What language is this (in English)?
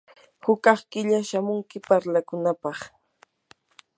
Yanahuanca Pasco Quechua